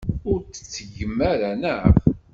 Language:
Kabyle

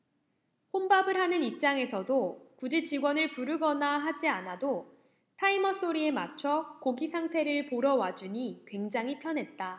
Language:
Korean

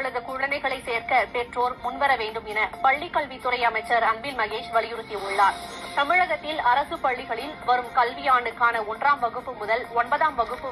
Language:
Arabic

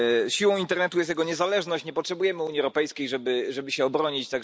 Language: Polish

